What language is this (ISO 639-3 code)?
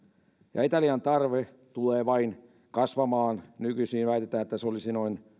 fin